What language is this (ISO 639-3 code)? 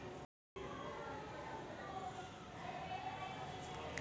mar